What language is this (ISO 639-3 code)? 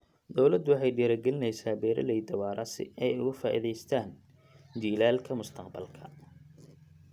som